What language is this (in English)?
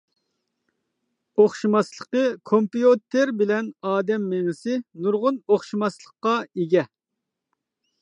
Uyghur